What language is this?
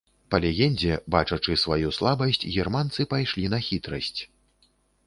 Belarusian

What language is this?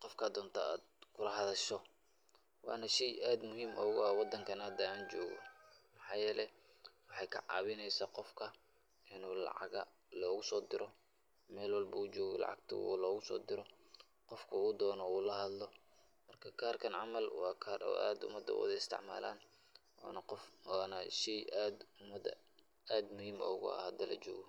Somali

